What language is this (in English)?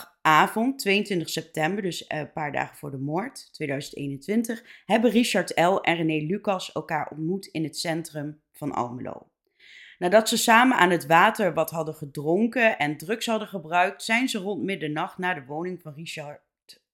Dutch